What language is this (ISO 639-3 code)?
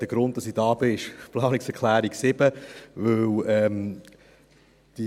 gsw